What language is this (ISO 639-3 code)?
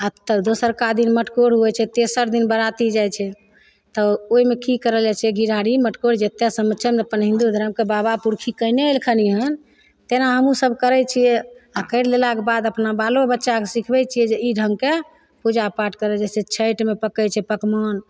mai